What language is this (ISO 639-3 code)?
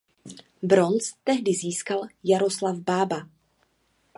ces